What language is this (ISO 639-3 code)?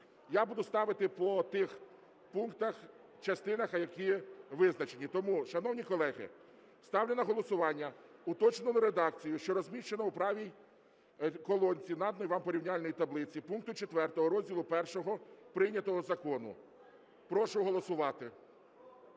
ukr